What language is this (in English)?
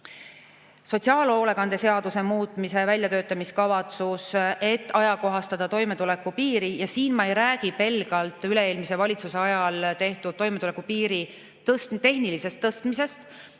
Estonian